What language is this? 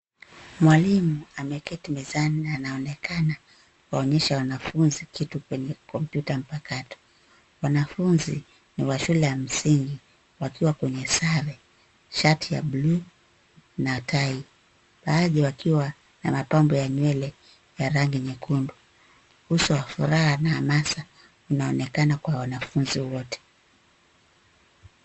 Swahili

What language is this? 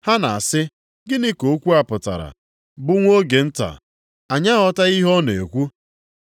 Igbo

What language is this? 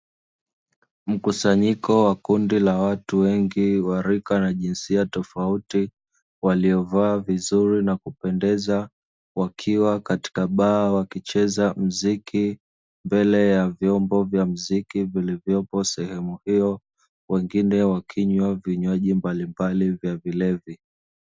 Swahili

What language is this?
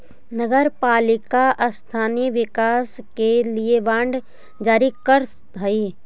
Magahi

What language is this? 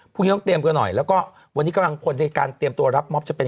Thai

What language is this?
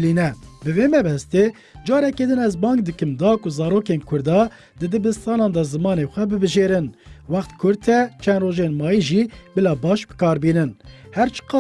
Kurdish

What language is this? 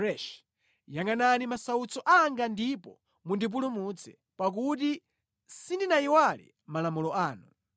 Nyanja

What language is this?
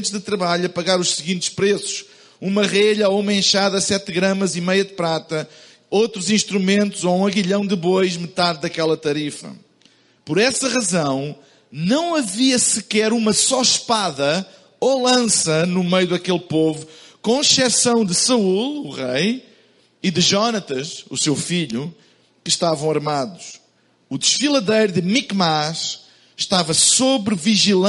Portuguese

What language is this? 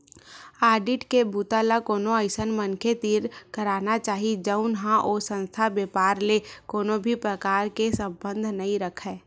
Chhattisgarhi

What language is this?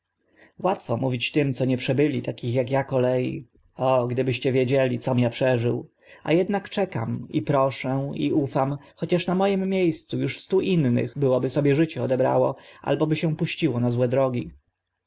Polish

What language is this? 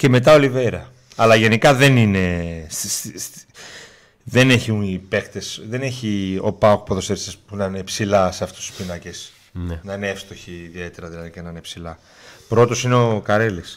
Greek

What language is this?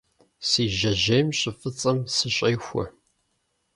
Kabardian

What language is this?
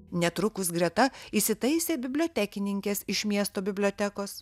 Lithuanian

